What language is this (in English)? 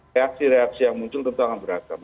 Indonesian